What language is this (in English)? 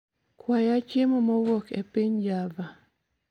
Luo (Kenya and Tanzania)